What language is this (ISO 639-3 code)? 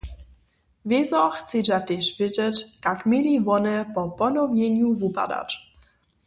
hsb